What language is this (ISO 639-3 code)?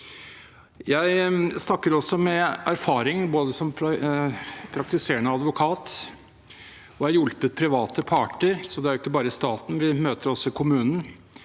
nor